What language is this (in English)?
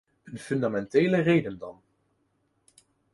Dutch